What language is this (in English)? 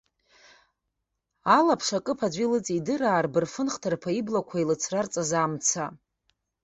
Abkhazian